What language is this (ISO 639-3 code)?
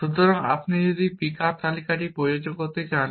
ben